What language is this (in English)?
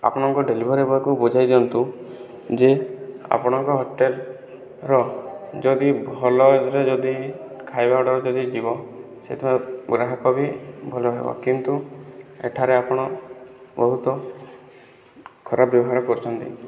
Odia